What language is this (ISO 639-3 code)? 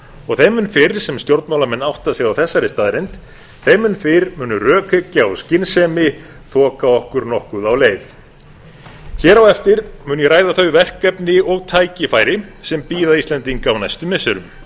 isl